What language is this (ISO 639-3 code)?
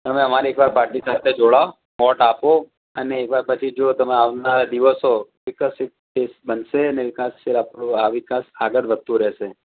guj